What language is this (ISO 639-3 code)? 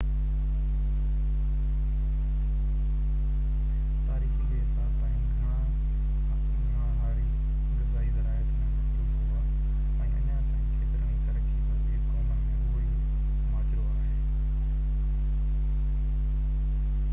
snd